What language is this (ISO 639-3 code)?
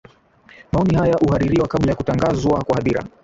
swa